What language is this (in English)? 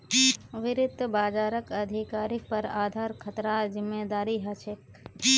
Magahi